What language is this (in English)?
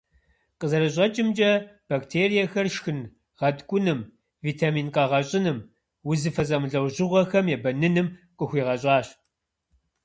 Kabardian